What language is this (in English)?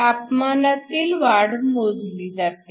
Marathi